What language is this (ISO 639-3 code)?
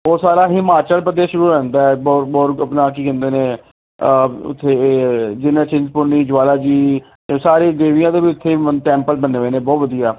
pan